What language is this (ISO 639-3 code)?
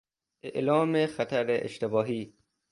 fas